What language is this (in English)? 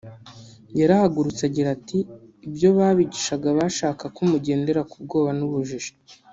Kinyarwanda